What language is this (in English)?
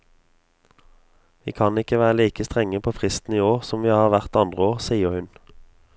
Norwegian